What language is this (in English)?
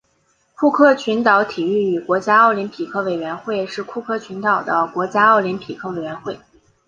Chinese